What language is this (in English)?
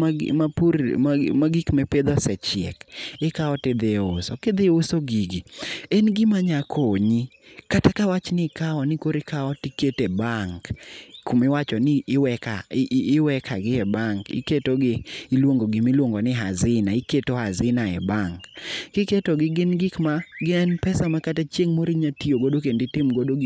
Luo (Kenya and Tanzania)